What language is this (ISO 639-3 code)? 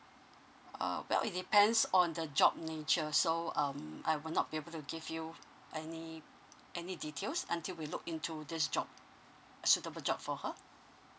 eng